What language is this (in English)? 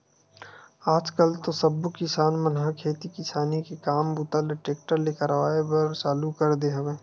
Chhattisgarhi